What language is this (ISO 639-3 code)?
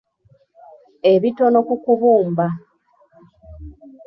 lug